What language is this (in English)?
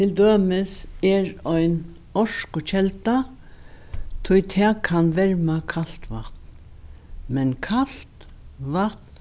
Faroese